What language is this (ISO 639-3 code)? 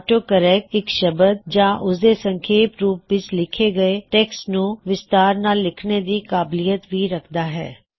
pan